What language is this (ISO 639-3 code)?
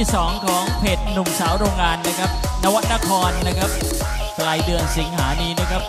tha